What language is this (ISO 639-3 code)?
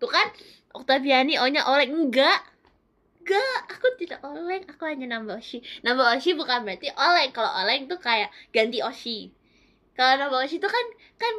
ind